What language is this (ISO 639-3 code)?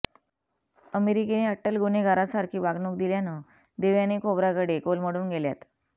mar